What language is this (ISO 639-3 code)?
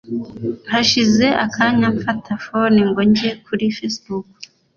kin